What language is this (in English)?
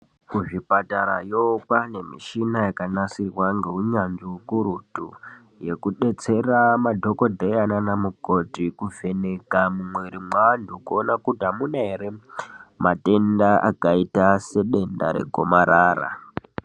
Ndau